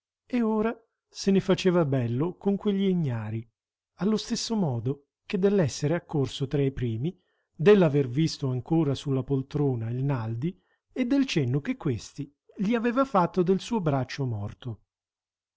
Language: Italian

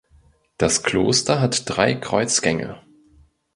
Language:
German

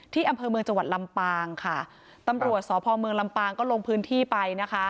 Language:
Thai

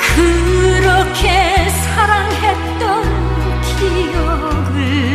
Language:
Korean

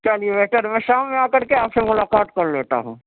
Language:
Urdu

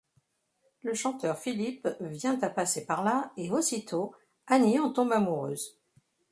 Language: French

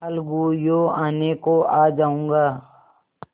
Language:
Hindi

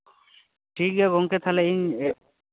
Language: Santali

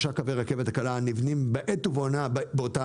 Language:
Hebrew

